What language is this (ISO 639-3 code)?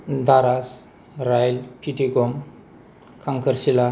brx